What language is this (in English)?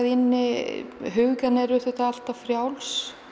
Icelandic